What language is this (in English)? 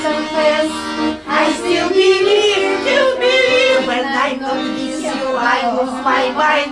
English